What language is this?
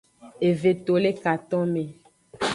Aja (Benin)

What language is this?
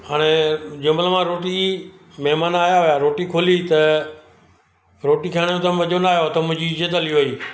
Sindhi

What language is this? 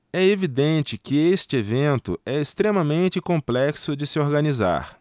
Portuguese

